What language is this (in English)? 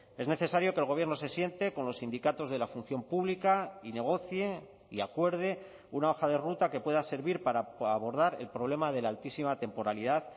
Spanish